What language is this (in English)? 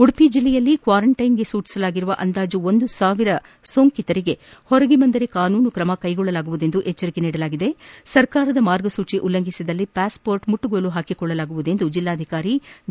Kannada